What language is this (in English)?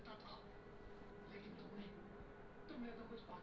Bhojpuri